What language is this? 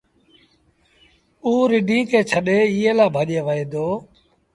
Sindhi Bhil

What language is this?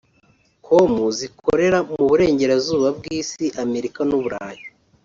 Kinyarwanda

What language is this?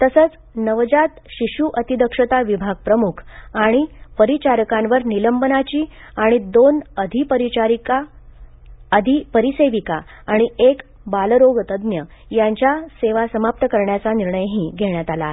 Marathi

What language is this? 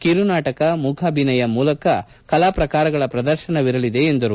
Kannada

